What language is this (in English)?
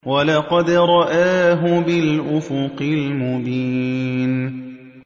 Arabic